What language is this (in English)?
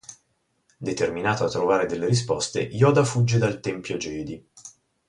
Italian